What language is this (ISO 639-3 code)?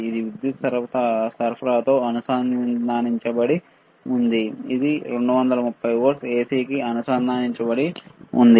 tel